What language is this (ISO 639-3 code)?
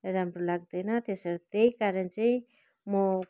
nep